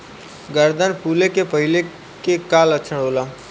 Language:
Bhojpuri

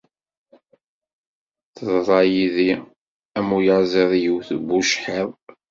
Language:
Kabyle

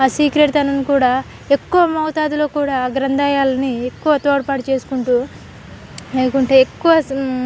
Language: Telugu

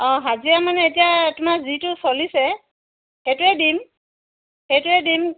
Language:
Assamese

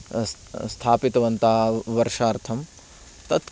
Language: Sanskrit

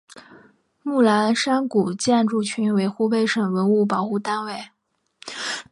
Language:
Chinese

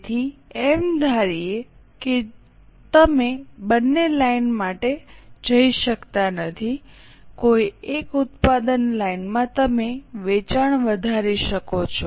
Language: Gujarati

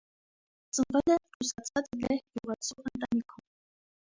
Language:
Armenian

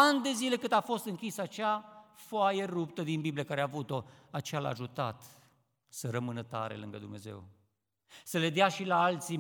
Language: Romanian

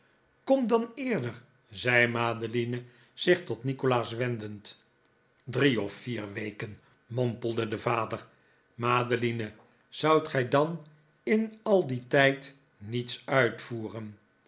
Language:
Dutch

